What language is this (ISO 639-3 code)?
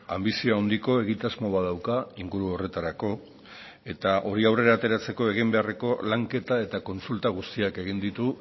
eus